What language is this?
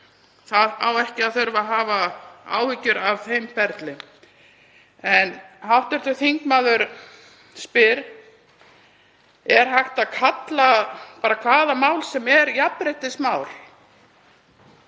Icelandic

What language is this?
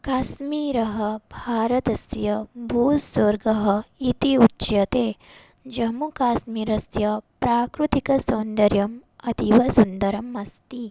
Sanskrit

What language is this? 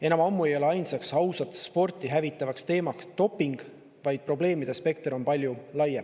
Estonian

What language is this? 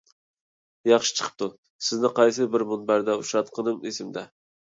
Uyghur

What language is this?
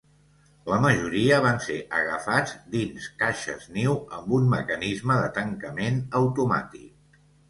Catalan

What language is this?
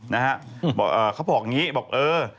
Thai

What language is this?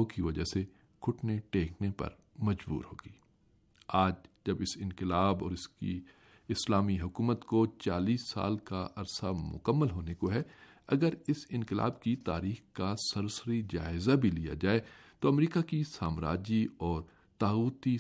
Urdu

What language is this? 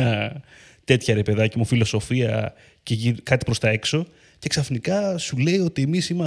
Greek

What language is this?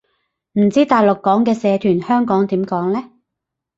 Cantonese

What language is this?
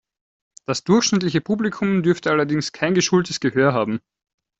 German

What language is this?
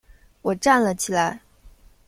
Chinese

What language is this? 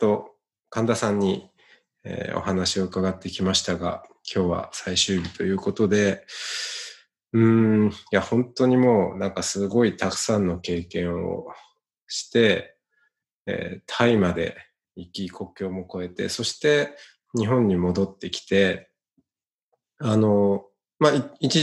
Japanese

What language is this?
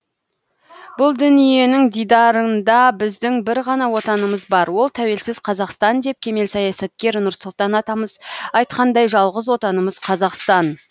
Kazakh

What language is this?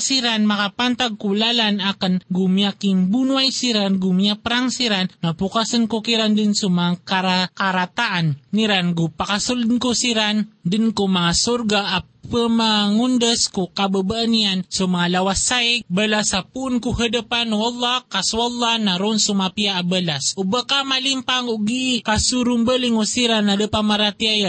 Filipino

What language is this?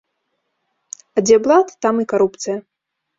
Belarusian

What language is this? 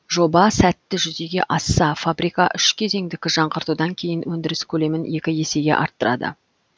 Kazakh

